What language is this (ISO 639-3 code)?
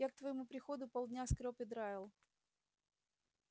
rus